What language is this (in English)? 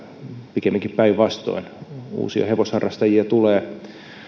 Finnish